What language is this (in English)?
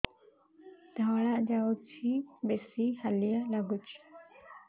Odia